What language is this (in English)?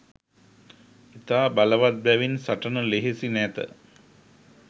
Sinhala